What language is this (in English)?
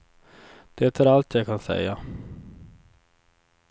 Swedish